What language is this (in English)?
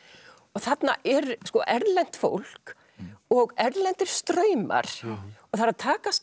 Icelandic